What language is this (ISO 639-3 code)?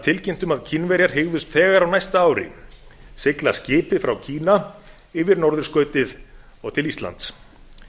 isl